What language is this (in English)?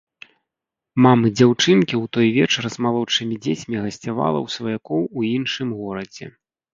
Belarusian